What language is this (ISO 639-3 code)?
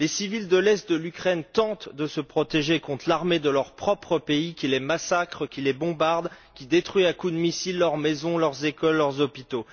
fra